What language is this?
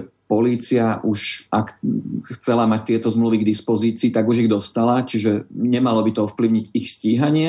Slovak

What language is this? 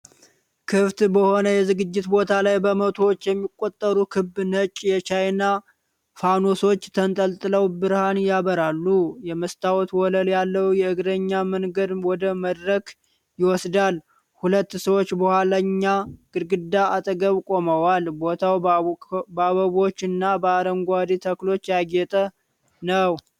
Amharic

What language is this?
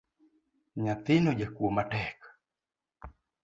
Luo (Kenya and Tanzania)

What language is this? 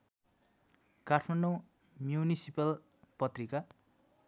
Nepali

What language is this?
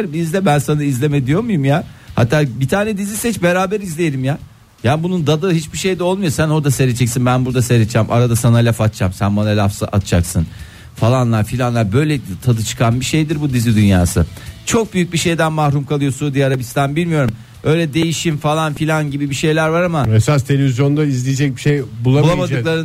Turkish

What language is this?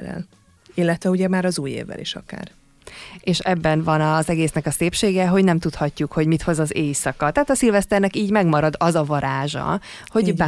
Hungarian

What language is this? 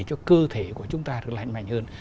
Vietnamese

